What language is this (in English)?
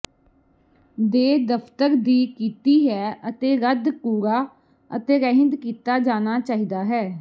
Punjabi